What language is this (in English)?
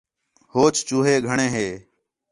Khetrani